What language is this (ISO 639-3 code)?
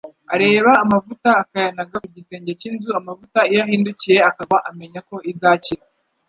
kin